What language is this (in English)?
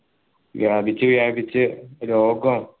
Malayalam